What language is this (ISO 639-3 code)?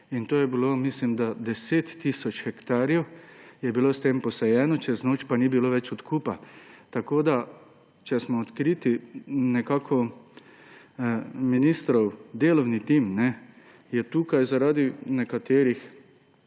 slv